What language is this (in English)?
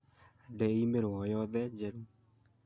Kikuyu